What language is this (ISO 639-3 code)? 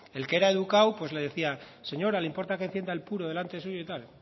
spa